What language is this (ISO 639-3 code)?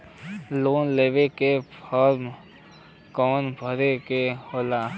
bho